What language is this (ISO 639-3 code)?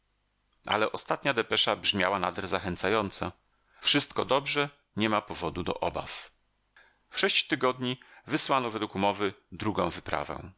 pol